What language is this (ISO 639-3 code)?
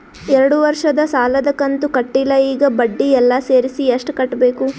kan